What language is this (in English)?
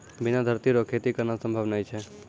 Maithili